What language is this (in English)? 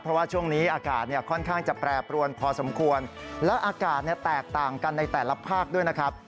Thai